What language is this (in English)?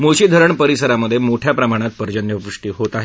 Marathi